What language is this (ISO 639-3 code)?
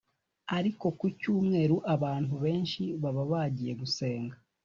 kin